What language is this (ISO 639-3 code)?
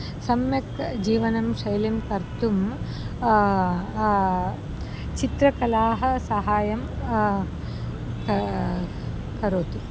san